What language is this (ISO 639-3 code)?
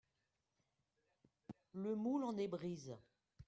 fra